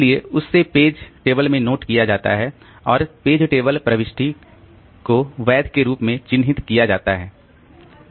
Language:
Hindi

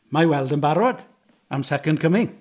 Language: Welsh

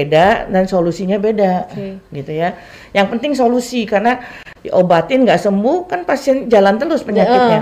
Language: Indonesian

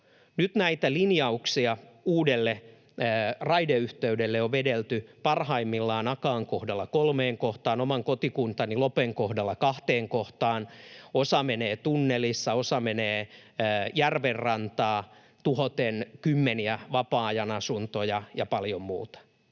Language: Finnish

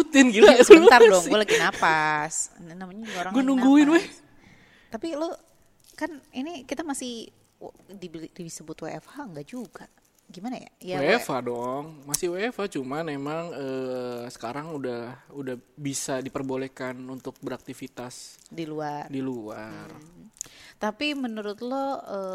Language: Indonesian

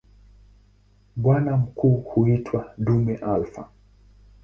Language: Swahili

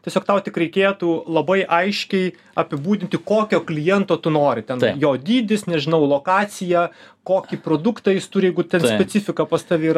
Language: Lithuanian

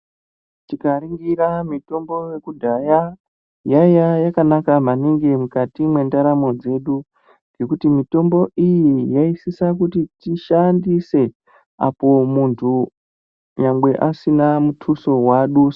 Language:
Ndau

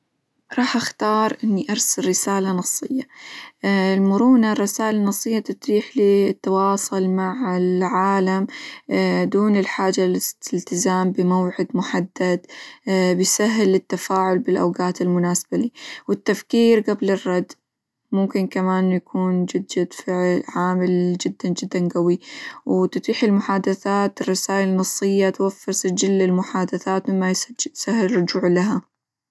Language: Hijazi Arabic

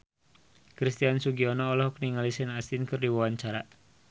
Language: Sundanese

